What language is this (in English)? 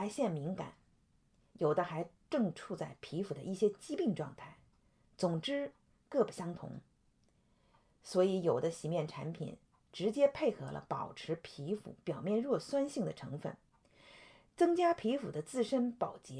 Chinese